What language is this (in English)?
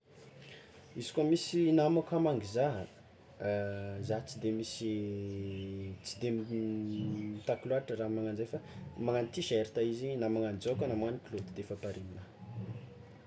Tsimihety Malagasy